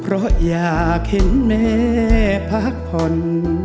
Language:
Thai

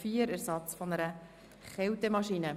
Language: Swiss German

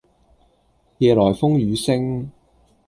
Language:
Cantonese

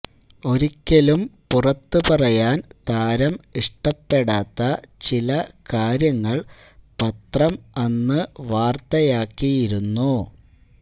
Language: Malayalam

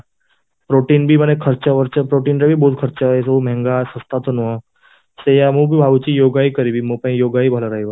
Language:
Odia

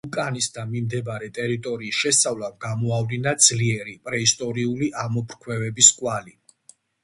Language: Georgian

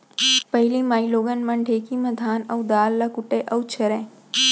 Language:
Chhattisgarhi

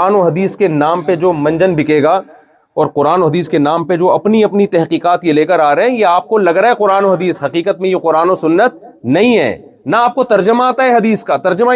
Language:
Urdu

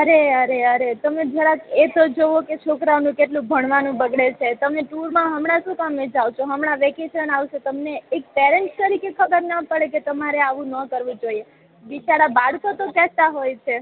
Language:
Gujarati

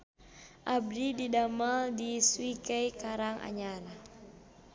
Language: Sundanese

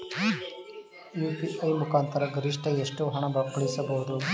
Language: Kannada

